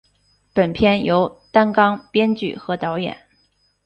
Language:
Chinese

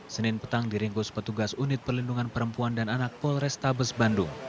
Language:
Indonesian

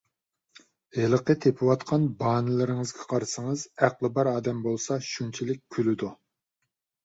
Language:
Uyghur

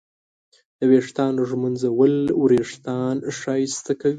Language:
Pashto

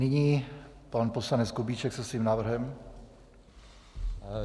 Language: Czech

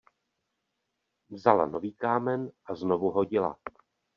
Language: Czech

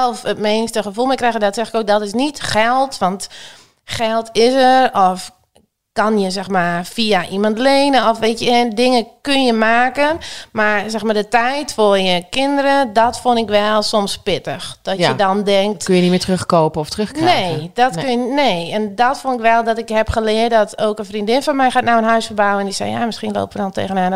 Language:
Dutch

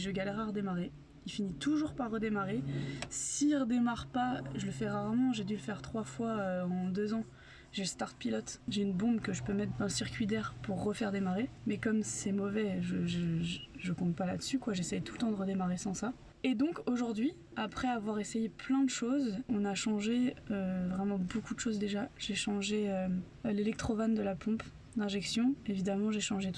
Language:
French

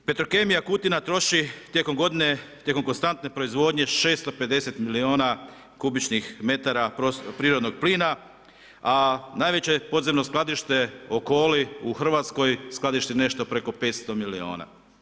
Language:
Croatian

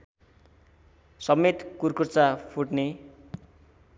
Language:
Nepali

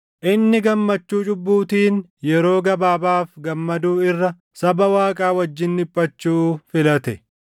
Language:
Oromo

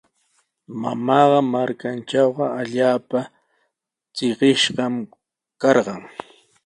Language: Sihuas Ancash Quechua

